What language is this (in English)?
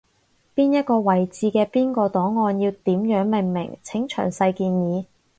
Cantonese